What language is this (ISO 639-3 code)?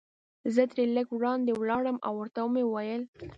pus